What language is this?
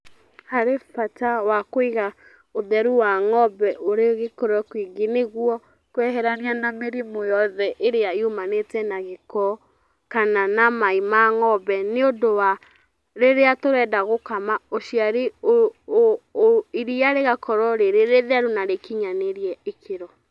Kikuyu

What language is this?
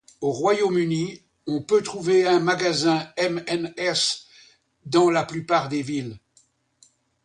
French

